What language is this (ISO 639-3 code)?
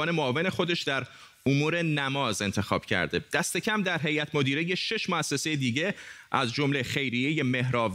fas